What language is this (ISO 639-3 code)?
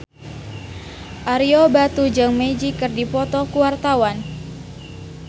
sun